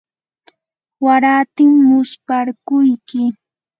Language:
Yanahuanca Pasco Quechua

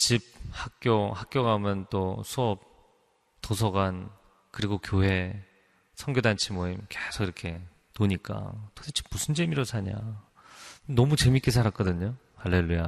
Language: Korean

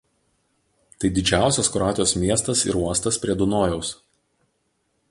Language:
Lithuanian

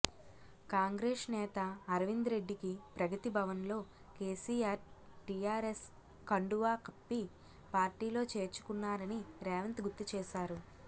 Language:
Telugu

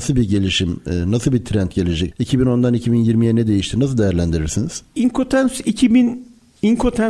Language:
Turkish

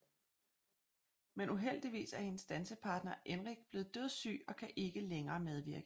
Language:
Danish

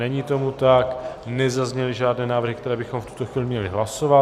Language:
Czech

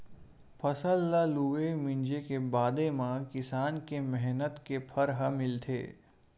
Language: Chhattisgarhi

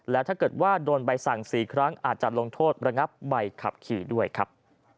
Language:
Thai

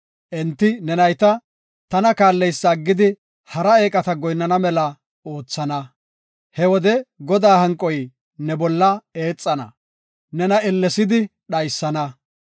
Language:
Gofa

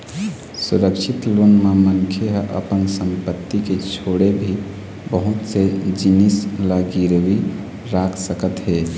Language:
Chhattisgarhi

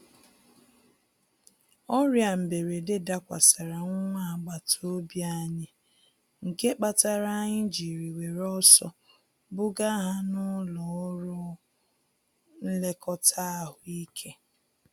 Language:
Igbo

